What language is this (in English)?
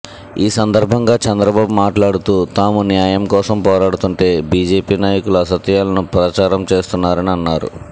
Telugu